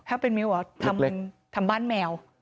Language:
Thai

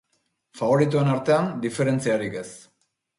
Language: Basque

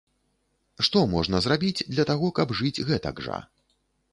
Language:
Belarusian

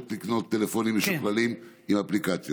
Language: Hebrew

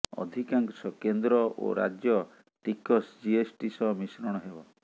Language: Odia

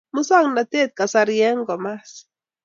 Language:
Kalenjin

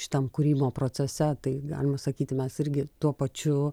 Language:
Lithuanian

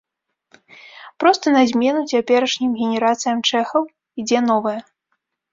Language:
Belarusian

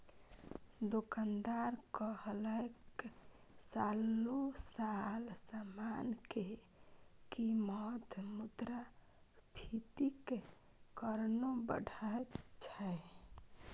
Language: Maithili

